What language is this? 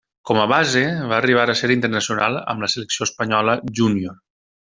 Catalan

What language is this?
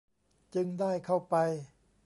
Thai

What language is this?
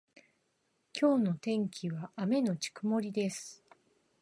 Japanese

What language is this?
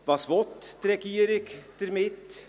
Swiss German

